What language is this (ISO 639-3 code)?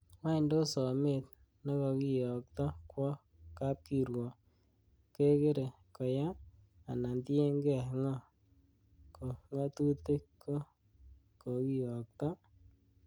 kln